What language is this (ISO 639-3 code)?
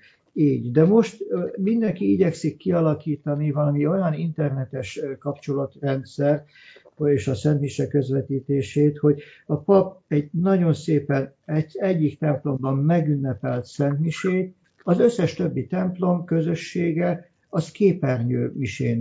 hun